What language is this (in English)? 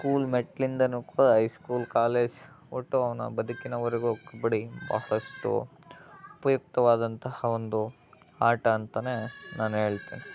Kannada